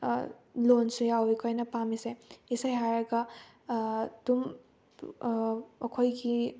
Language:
Manipuri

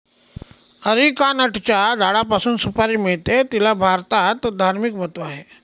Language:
Marathi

